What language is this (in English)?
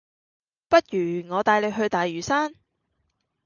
Cantonese